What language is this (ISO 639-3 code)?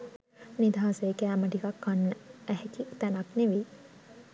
sin